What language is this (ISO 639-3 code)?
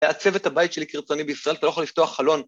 heb